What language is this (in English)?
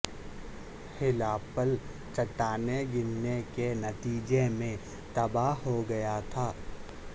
Urdu